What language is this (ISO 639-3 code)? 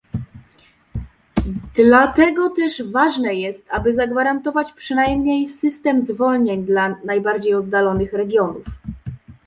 pol